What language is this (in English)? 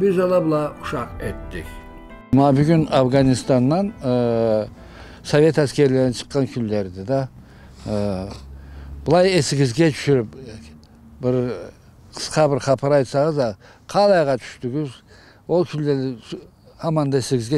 Turkish